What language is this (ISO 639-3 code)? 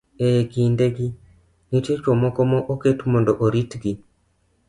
luo